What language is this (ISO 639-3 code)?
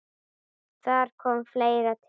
isl